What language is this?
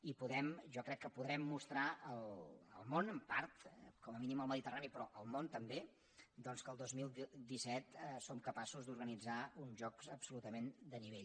Catalan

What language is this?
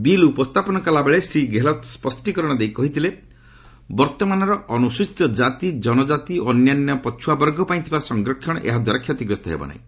Odia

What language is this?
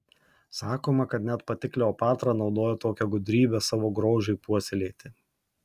Lithuanian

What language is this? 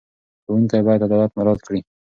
Pashto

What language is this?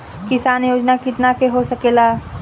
Bhojpuri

